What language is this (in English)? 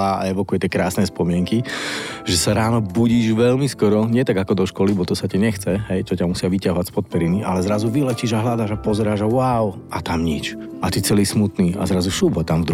Slovak